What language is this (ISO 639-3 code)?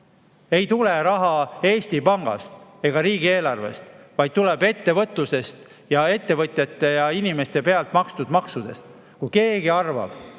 est